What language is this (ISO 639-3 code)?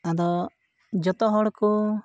sat